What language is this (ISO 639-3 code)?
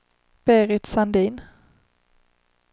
swe